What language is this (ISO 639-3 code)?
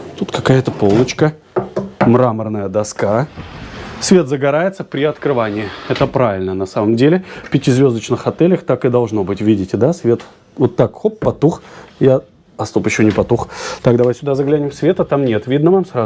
rus